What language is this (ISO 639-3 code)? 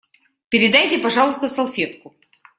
rus